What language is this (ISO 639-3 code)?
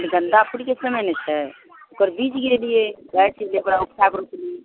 mai